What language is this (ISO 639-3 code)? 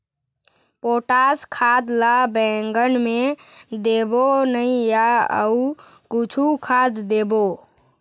hne